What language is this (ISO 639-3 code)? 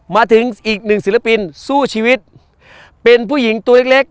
tha